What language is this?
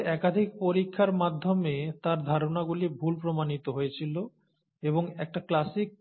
Bangla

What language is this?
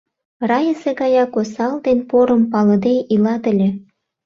Mari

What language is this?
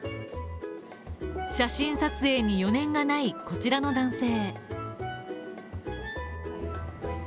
Japanese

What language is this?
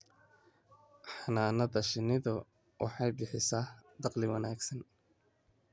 Somali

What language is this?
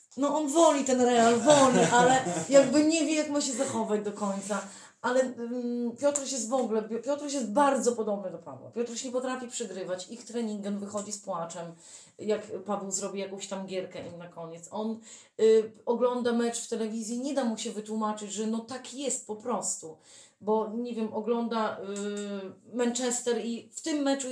Polish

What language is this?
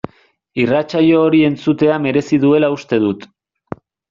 Basque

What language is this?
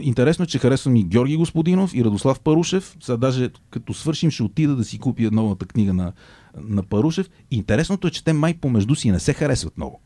Bulgarian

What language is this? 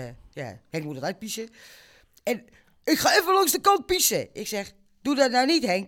Dutch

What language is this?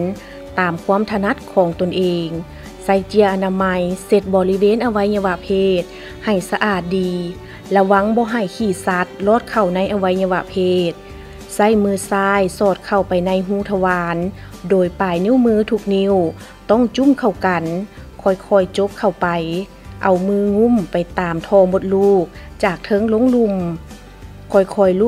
Thai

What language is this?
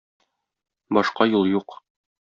Tatar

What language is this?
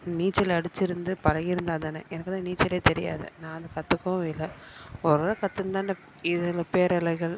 Tamil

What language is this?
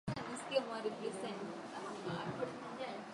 Swahili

